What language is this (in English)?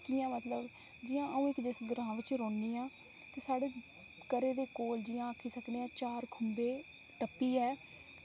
Dogri